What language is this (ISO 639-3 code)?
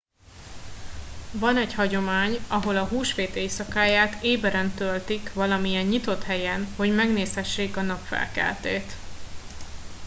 hun